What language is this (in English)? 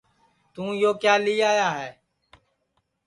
Sansi